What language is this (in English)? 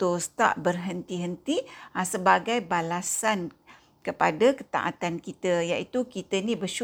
Malay